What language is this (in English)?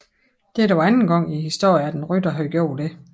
Danish